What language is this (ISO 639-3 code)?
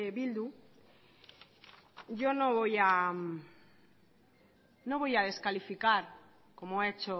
spa